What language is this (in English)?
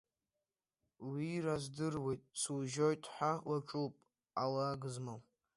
Abkhazian